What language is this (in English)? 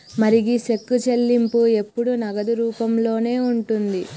Telugu